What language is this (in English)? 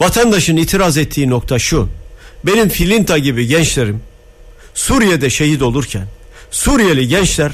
Turkish